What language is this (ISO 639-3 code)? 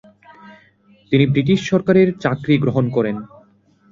ben